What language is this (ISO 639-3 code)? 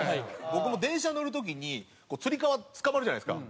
jpn